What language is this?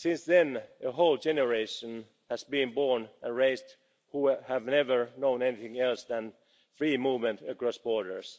English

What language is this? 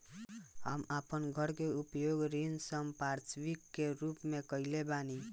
Bhojpuri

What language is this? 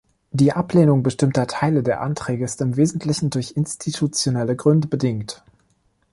German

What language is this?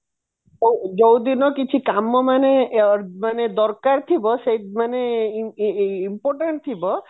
Odia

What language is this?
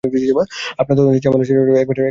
Bangla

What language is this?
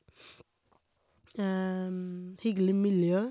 Norwegian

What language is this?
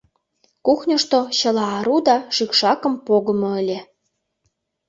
Mari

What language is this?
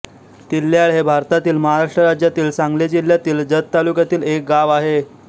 Marathi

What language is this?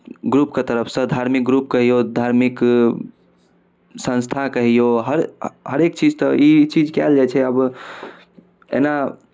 Maithili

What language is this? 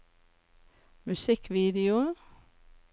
Norwegian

